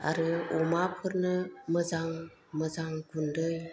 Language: Bodo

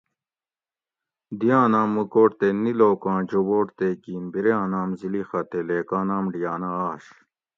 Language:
Gawri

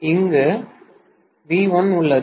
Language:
Tamil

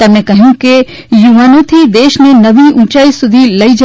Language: Gujarati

